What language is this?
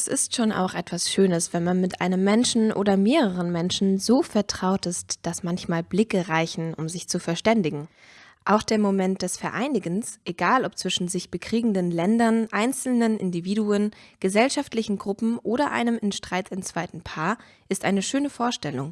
German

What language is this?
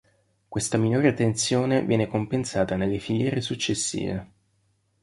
Italian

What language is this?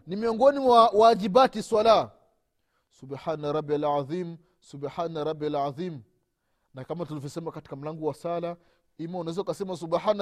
Swahili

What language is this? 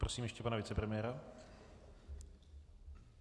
Czech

